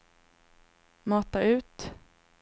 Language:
Swedish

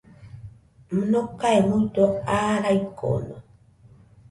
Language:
Nüpode Huitoto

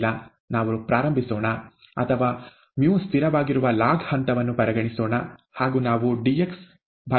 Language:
Kannada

